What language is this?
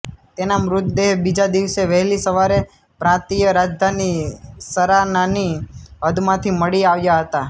Gujarati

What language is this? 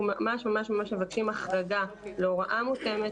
Hebrew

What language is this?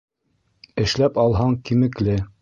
Bashkir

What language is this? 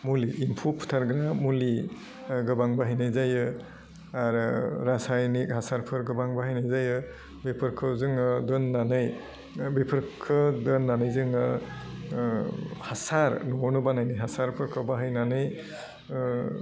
Bodo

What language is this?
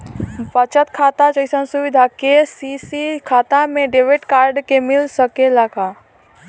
Bhojpuri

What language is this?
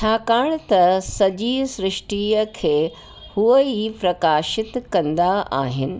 Sindhi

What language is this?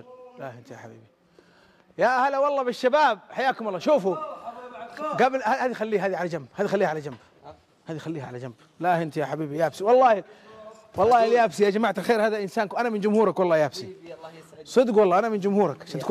Arabic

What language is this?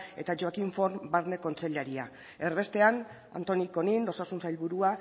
Basque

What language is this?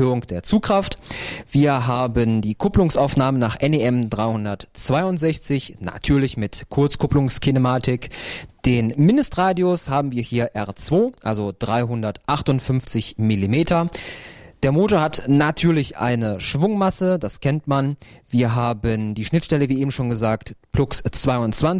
German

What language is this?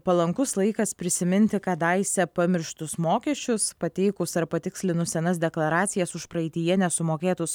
Lithuanian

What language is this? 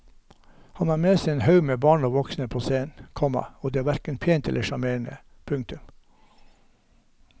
Norwegian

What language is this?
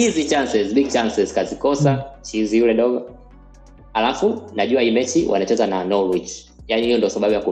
Swahili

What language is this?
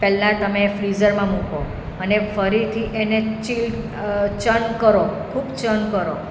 Gujarati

